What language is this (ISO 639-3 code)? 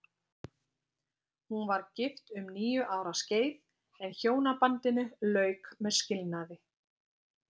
isl